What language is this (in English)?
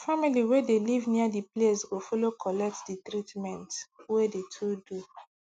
Nigerian Pidgin